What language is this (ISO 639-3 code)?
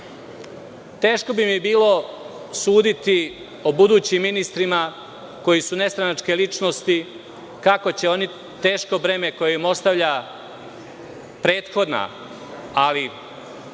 srp